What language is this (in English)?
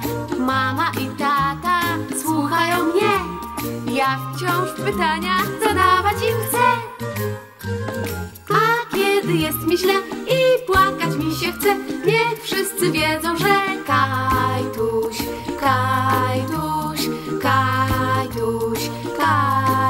Polish